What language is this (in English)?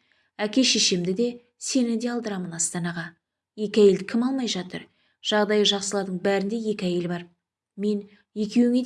Turkish